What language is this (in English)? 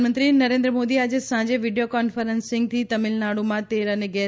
Gujarati